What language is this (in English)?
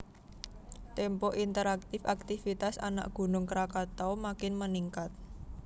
Javanese